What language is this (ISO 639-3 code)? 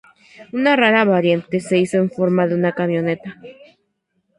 spa